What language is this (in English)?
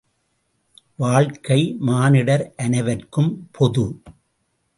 Tamil